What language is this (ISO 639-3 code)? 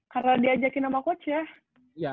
ind